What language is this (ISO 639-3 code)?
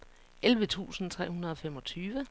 dan